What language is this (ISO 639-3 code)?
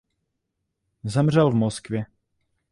ces